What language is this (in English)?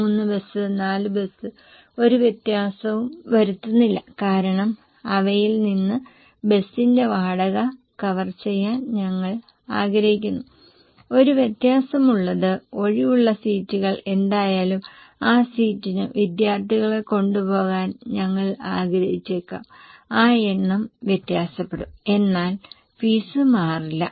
Malayalam